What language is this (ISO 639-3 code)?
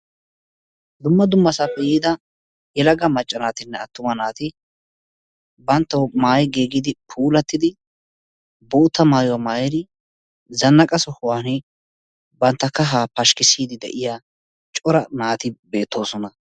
wal